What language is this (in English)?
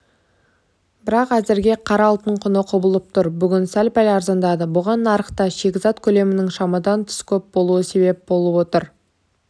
Kazakh